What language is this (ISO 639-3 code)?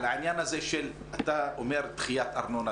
heb